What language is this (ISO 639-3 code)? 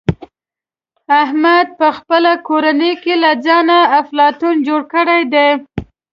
pus